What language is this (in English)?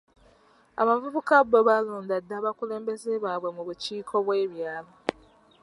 Ganda